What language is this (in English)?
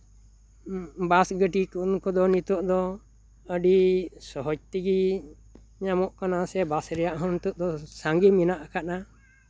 Santali